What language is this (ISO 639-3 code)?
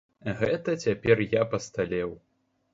bel